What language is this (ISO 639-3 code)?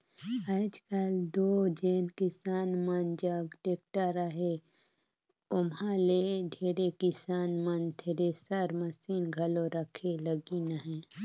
hne